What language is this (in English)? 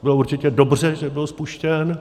Czech